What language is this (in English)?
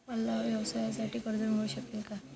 Marathi